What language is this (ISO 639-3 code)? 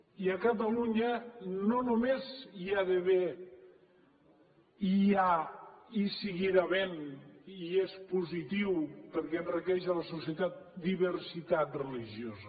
cat